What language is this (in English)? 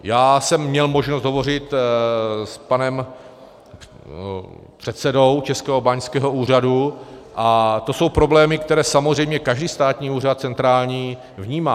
Czech